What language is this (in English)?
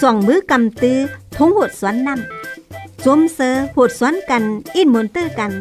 Thai